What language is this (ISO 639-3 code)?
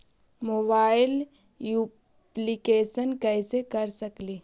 mag